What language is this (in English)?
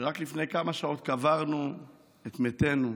Hebrew